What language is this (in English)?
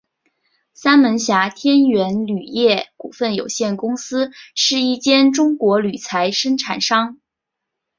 Chinese